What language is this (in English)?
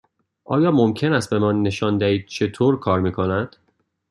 Persian